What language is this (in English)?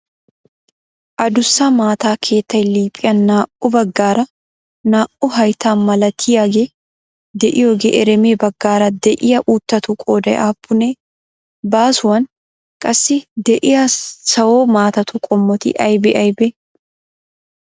Wolaytta